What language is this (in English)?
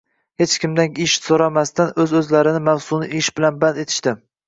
Uzbek